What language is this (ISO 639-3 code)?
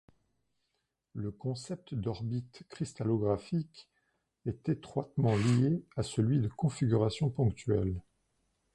fra